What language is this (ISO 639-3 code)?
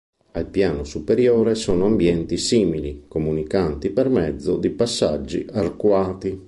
ita